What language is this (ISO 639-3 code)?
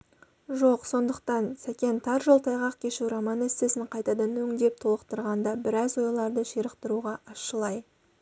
kaz